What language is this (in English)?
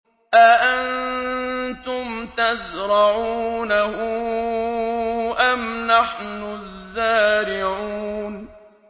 Arabic